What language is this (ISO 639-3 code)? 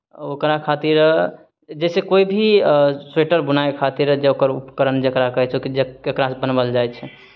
mai